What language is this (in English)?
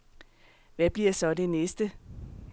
Danish